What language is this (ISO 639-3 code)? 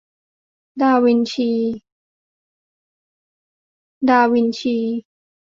tha